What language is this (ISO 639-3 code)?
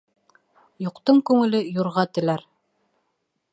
bak